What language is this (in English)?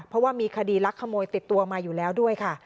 Thai